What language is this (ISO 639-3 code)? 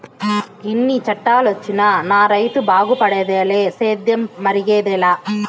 tel